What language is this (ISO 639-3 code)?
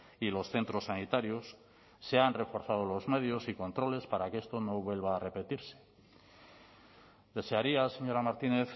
spa